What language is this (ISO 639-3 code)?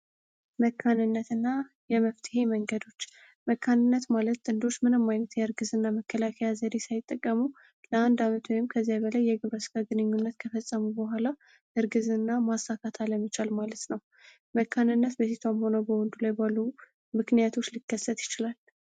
amh